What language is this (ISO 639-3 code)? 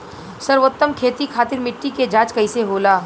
bho